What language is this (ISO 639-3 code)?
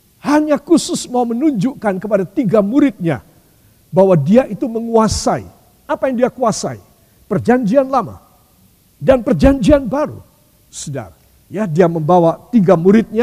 ind